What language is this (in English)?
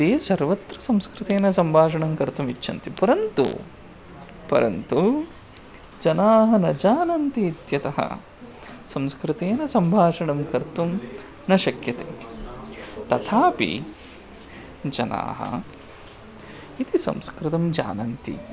Sanskrit